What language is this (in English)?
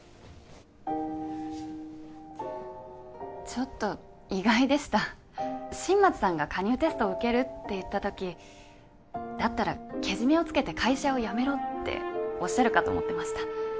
Japanese